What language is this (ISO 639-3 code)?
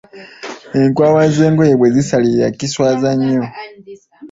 lug